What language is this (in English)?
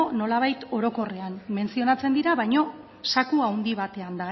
Basque